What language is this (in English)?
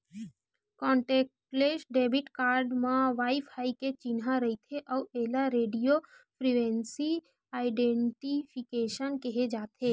Chhattisgarhi